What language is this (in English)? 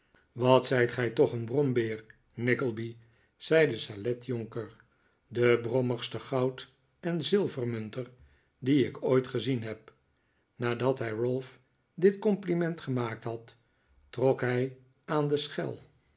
Dutch